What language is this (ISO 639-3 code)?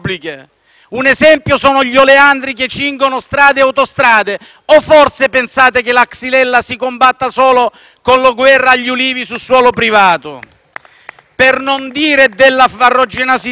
ita